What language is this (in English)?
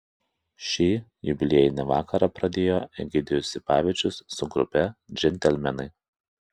Lithuanian